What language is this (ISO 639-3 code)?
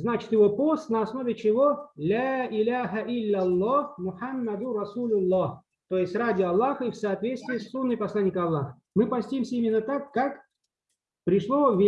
rus